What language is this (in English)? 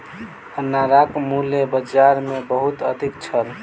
Maithili